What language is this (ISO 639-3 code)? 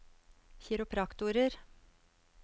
nor